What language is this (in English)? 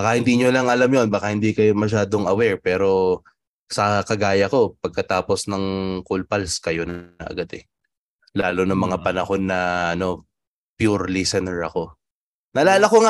Filipino